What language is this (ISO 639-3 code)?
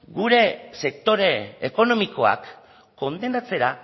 eus